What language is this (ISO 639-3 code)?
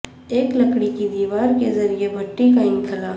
urd